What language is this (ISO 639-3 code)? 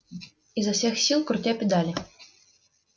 rus